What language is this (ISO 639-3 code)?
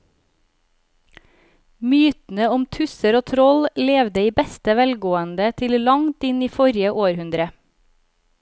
nor